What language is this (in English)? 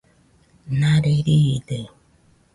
Nüpode Huitoto